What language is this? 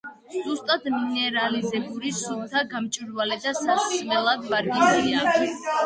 Georgian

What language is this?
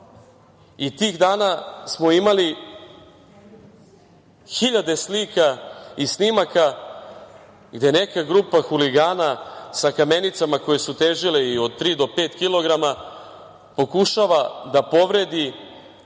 Serbian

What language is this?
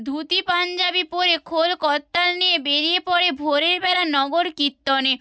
Bangla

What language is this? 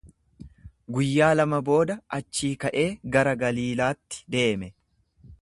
Oromo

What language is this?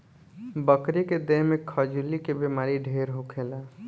Bhojpuri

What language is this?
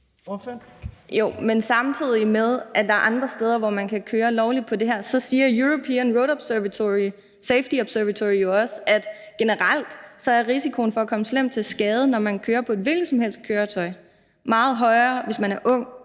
Danish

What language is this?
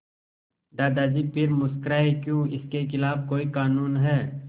Hindi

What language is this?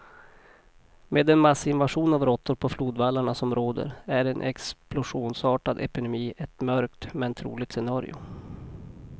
Swedish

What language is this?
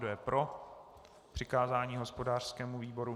Czech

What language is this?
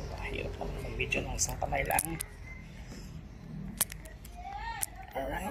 Filipino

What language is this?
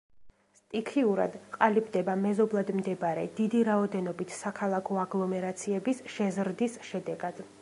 Georgian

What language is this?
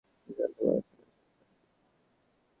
Bangla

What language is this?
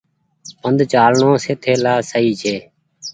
Goaria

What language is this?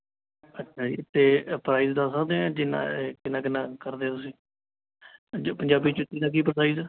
Punjabi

